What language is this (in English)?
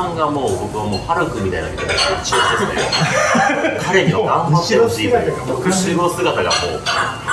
Japanese